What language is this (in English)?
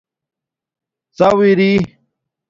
Domaaki